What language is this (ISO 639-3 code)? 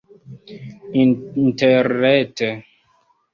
epo